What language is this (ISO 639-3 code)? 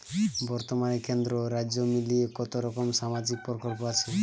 ben